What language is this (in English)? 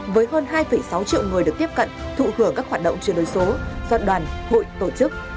Vietnamese